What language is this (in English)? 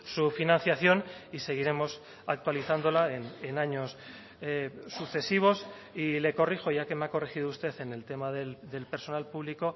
Spanish